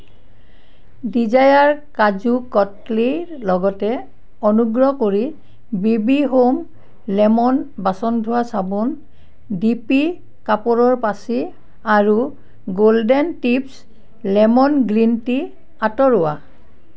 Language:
Assamese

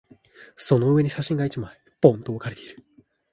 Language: Japanese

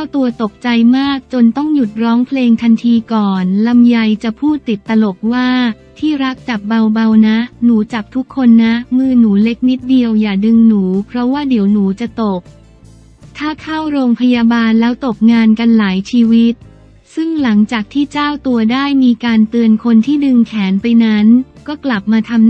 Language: Thai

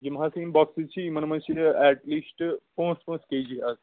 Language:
Kashmiri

